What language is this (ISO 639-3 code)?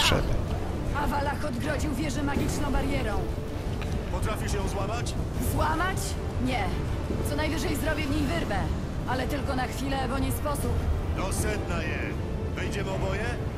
pol